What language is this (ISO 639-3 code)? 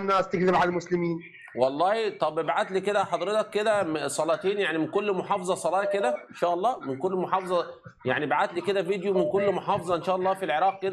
ara